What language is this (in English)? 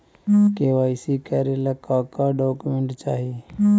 Magahi